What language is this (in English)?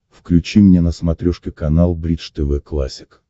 Russian